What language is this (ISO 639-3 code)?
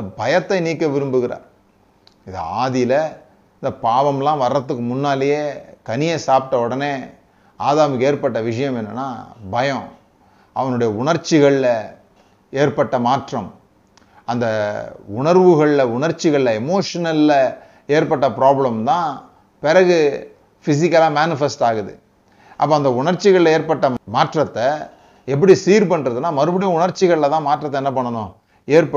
tam